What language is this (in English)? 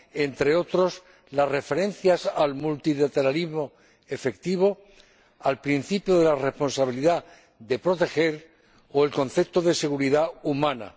Spanish